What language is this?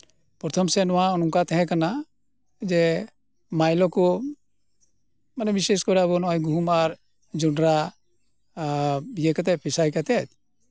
Santali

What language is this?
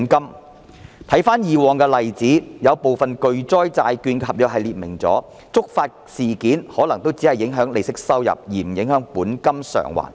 Cantonese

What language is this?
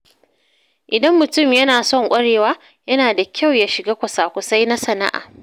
Hausa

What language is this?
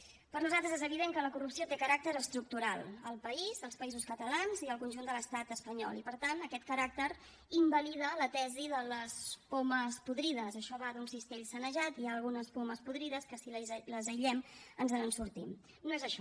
Catalan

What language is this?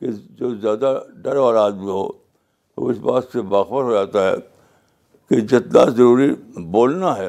Urdu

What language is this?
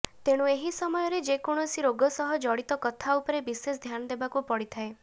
Odia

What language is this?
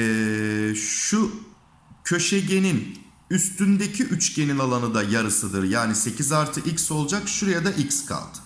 Turkish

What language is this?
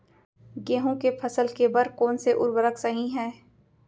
Chhattisgarhi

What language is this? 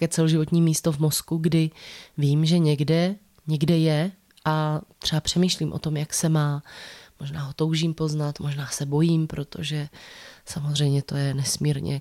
Czech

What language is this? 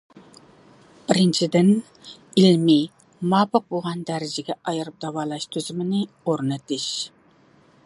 Uyghur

